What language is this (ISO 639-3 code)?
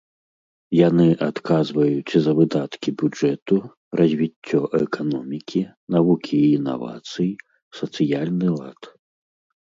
bel